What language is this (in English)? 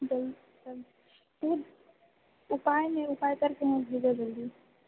Maithili